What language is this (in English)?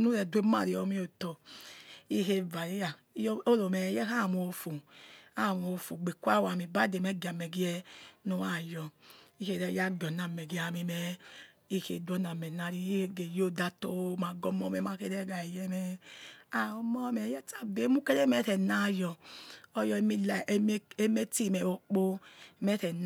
Yekhee